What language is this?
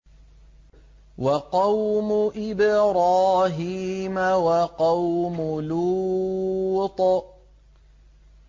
Arabic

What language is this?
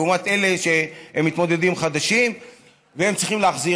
Hebrew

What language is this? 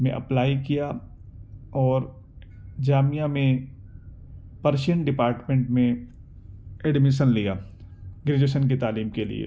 Urdu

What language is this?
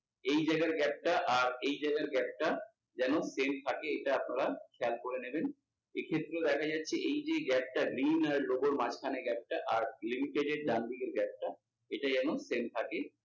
Bangla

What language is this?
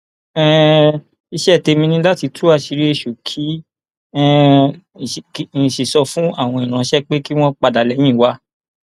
Yoruba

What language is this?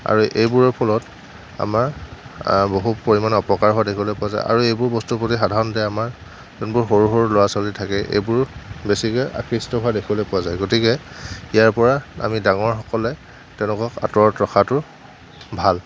Assamese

